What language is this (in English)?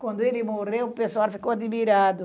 Portuguese